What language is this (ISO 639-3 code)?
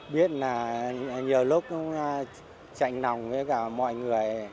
vie